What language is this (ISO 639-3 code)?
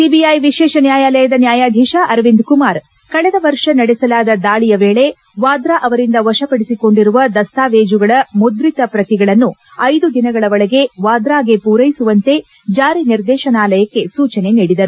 kan